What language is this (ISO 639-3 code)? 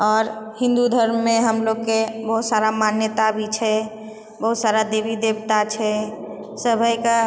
mai